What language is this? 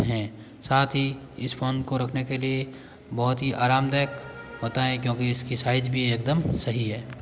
Hindi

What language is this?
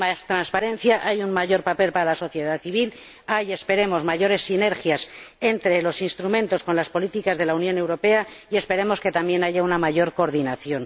Spanish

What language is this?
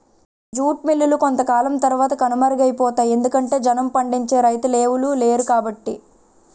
Telugu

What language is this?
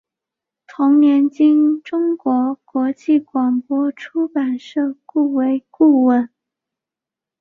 Chinese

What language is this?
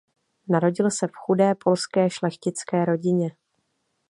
Czech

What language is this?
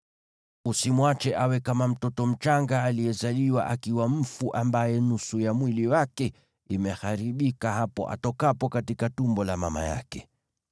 Swahili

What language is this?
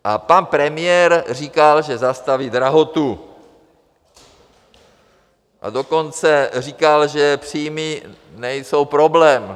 Czech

